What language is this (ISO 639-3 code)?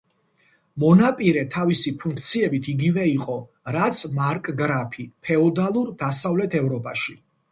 kat